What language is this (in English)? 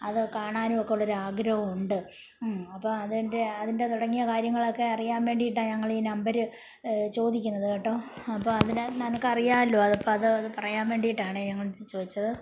Malayalam